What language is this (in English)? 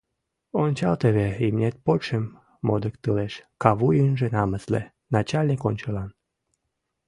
Mari